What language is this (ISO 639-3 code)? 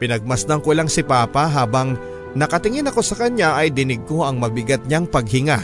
fil